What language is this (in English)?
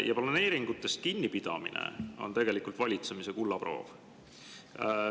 Estonian